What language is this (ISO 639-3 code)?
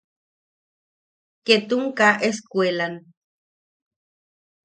yaq